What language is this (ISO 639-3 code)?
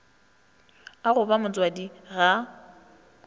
nso